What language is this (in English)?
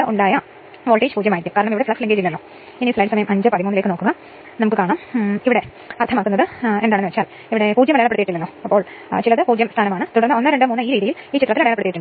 Malayalam